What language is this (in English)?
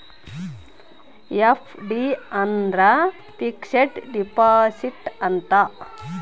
Kannada